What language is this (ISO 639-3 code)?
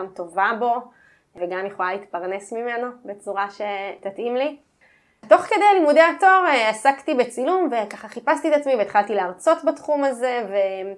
heb